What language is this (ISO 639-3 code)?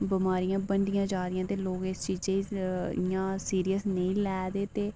doi